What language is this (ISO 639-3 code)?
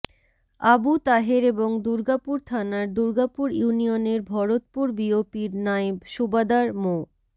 ben